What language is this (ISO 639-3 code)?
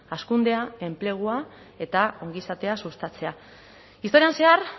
eus